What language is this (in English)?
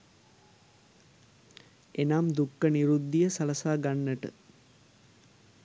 Sinhala